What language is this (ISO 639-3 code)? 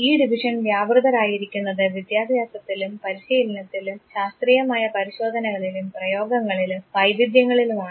mal